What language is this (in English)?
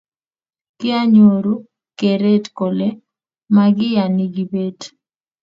Kalenjin